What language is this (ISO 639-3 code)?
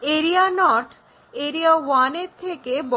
ben